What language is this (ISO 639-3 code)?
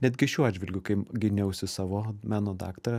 lit